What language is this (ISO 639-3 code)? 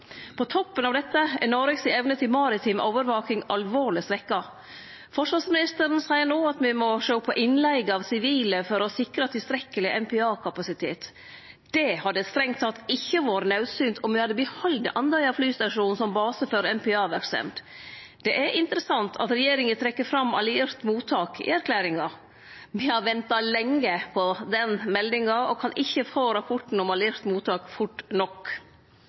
nno